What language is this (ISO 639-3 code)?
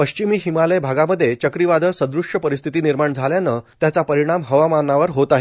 mar